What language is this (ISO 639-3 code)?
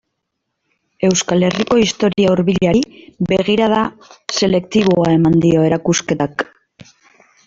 eus